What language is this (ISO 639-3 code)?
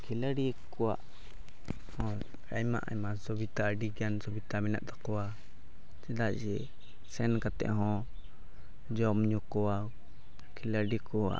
sat